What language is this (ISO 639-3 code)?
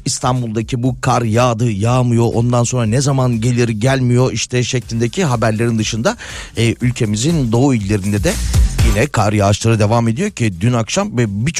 tur